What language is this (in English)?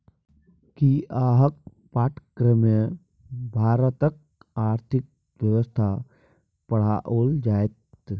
Maithili